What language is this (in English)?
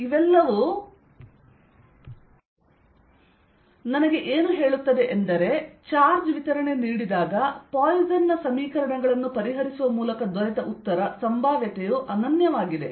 Kannada